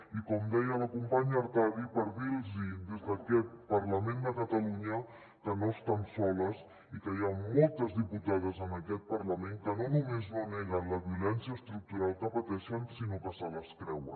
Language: Catalan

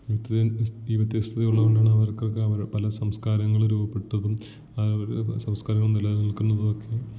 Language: Malayalam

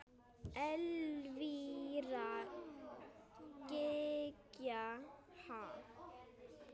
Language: Icelandic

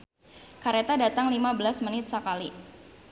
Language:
Sundanese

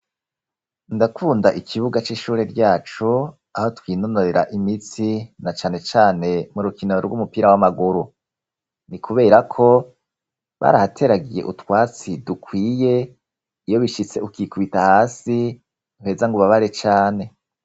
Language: Rundi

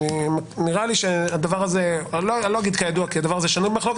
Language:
Hebrew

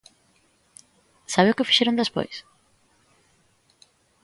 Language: Galician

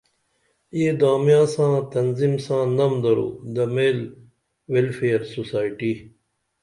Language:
Dameli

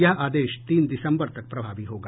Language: Hindi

